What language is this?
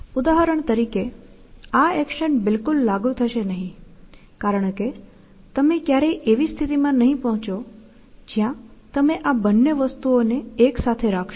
Gujarati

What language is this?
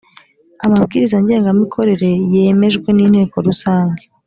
Kinyarwanda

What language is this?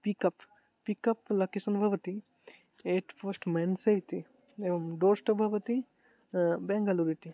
Sanskrit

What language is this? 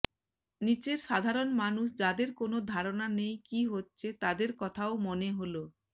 Bangla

